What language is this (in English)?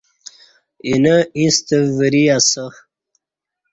Kati